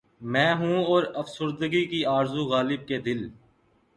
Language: Urdu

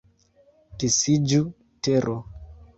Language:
Esperanto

